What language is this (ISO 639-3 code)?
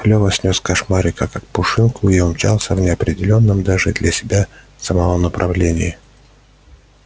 rus